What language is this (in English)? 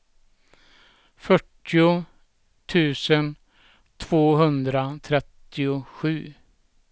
Swedish